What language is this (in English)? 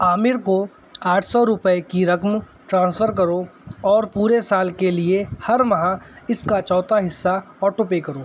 Urdu